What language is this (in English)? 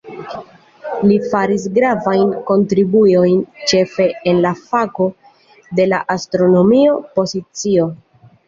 Esperanto